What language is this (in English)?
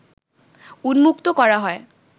Bangla